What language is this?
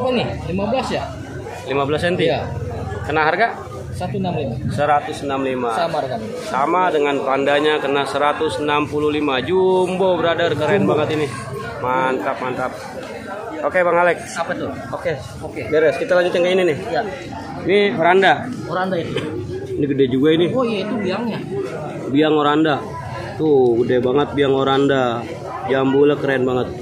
Indonesian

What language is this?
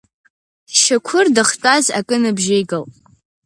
Abkhazian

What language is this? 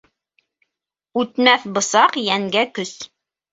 Bashkir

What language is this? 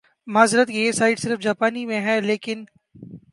Urdu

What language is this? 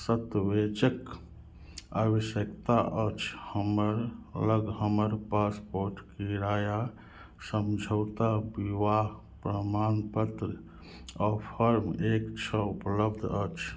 Maithili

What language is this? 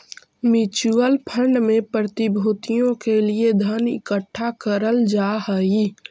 Magahi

